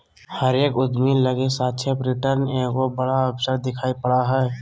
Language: Magahi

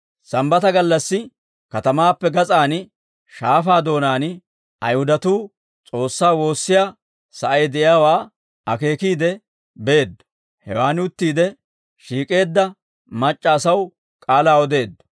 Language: Dawro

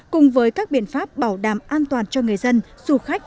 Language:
Vietnamese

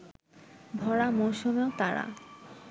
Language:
Bangla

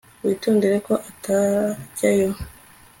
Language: Kinyarwanda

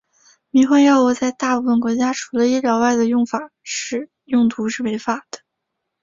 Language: Chinese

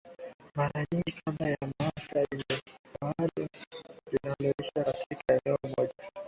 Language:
Swahili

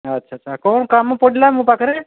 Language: Odia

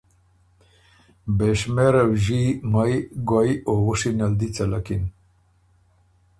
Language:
Ormuri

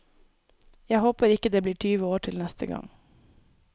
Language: Norwegian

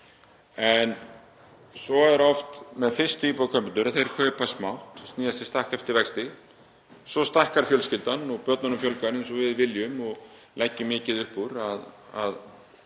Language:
Icelandic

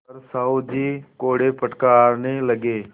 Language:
Hindi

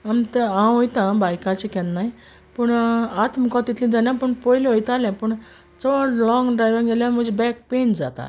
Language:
Konkani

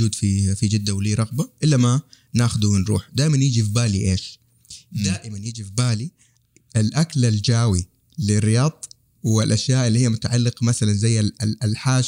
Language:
Arabic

